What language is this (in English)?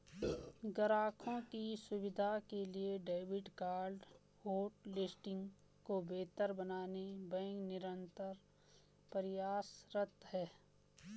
Hindi